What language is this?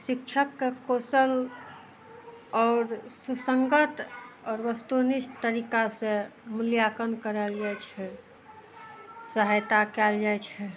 Maithili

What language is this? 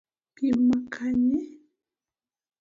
Luo (Kenya and Tanzania)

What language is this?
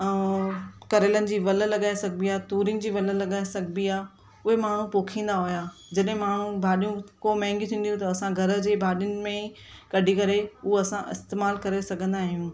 Sindhi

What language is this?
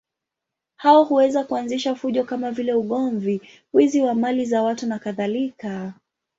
Swahili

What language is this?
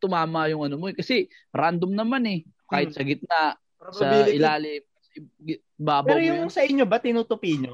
Filipino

